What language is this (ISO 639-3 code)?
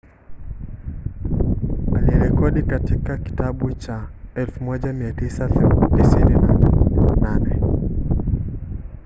swa